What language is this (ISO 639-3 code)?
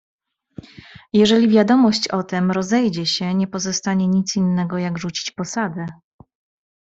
pol